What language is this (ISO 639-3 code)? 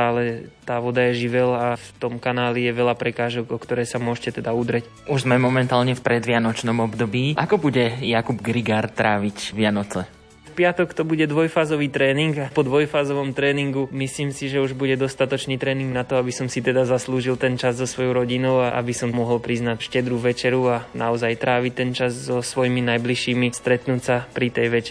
slk